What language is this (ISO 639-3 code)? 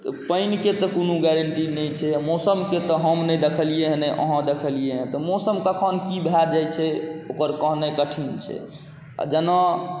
mai